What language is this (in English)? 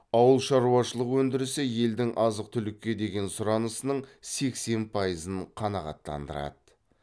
Kazakh